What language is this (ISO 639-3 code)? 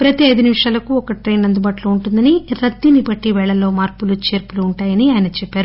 tel